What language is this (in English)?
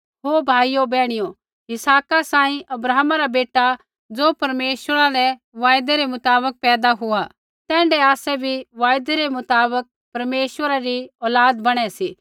Kullu Pahari